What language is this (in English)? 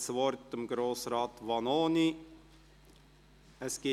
Swiss German